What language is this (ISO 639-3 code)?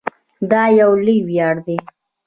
pus